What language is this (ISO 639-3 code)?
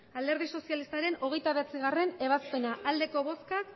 eus